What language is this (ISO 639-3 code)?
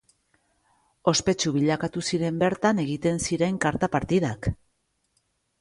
eus